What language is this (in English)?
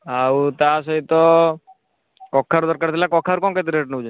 Odia